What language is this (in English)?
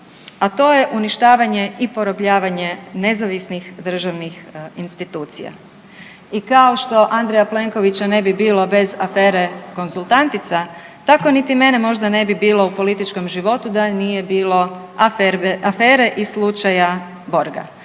Croatian